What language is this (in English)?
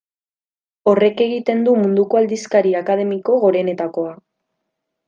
Basque